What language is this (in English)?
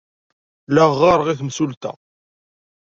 Kabyle